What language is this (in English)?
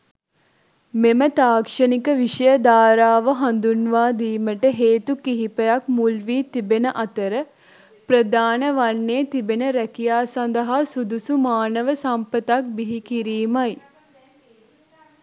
Sinhala